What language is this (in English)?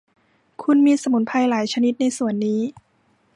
Thai